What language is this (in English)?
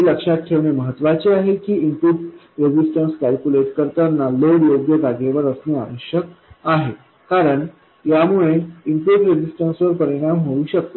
Marathi